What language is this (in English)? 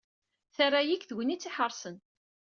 Kabyle